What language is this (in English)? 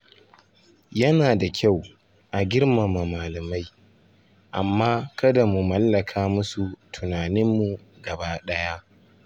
Hausa